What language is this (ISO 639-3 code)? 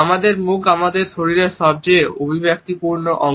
ben